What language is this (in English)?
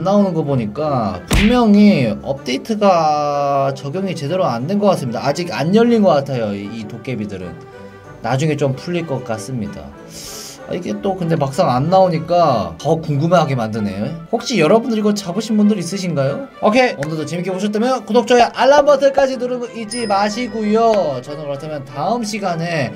Korean